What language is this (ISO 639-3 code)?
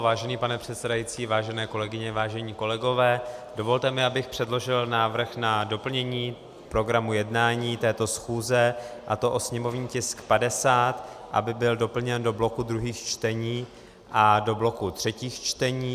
ces